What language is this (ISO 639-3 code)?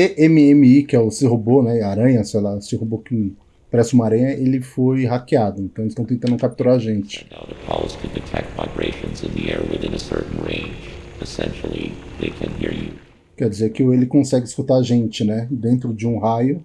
por